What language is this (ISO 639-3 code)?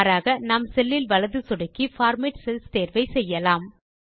tam